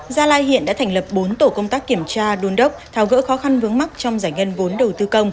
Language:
Vietnamese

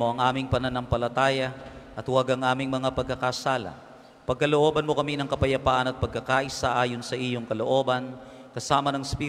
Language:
Filipino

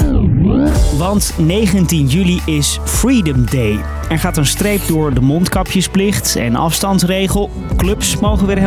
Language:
Dutch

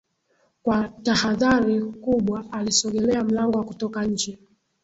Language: Swahili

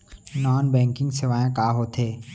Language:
Chhattisgarhi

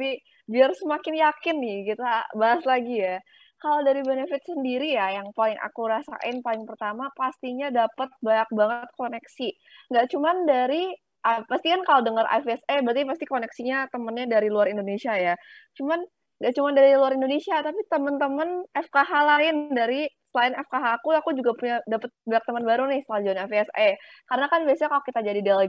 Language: Indonesian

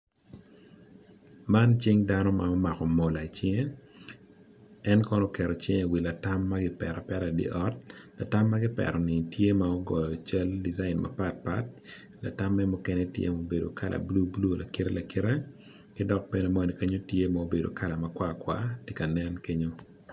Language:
Acoli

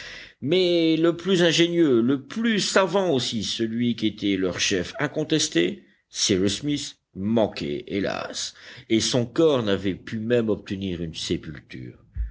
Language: French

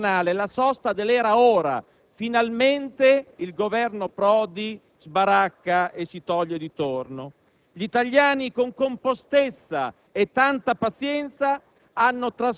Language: Italian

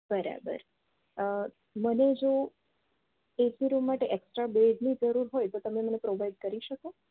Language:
Gujarati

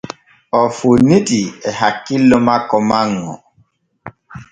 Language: Borgu Fulfulde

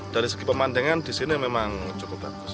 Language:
Indonesian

